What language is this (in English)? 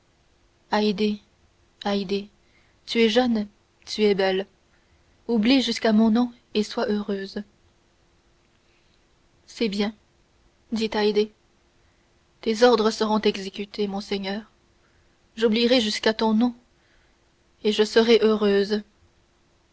French